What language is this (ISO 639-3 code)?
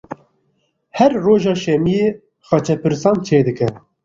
kur